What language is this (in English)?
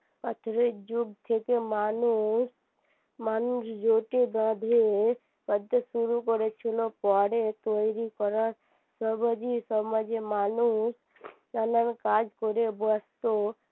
Bangla